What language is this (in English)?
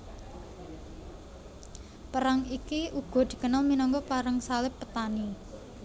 Javanese